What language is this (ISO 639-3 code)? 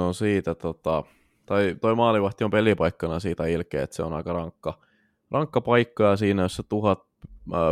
fin